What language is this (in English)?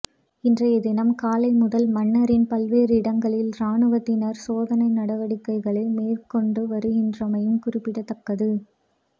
Tamil